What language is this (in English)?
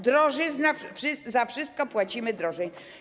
Polish